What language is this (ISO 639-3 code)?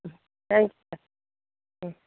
tam